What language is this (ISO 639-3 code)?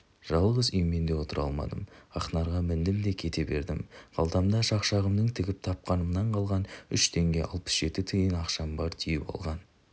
kaz